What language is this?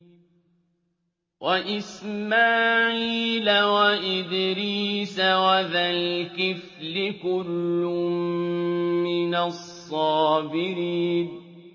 Arabic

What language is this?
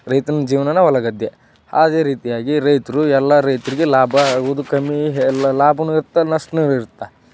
Kannada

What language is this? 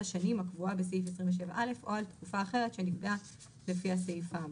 Hebrew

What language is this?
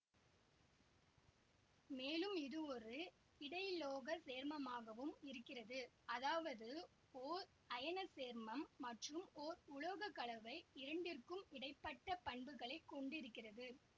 Tamil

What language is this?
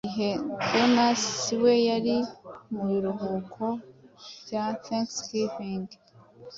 Kinyarwanda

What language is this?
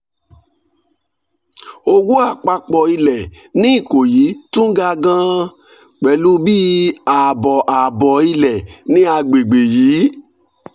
Yoruba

